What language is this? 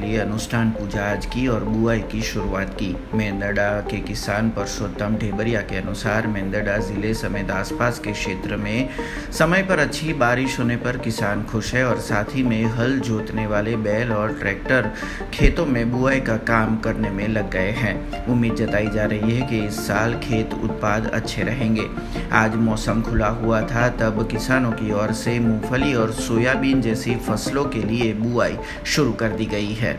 Hindi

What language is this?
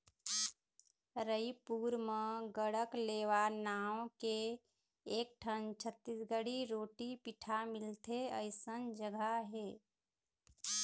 Chhattisgarhi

